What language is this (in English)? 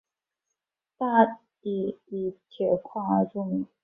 Chinese